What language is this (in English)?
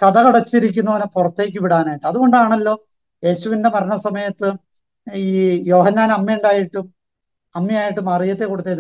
Malayalam